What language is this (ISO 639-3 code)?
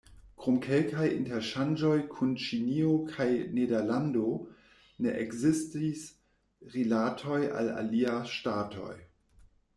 epo